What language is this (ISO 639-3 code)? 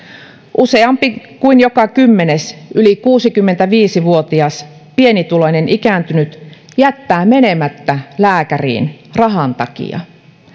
fin